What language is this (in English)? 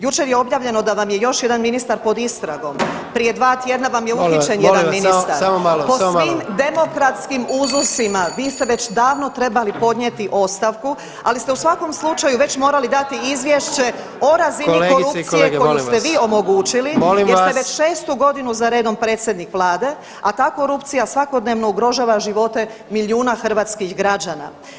Croatian